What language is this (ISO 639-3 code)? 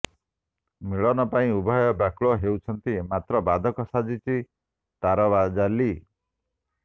ori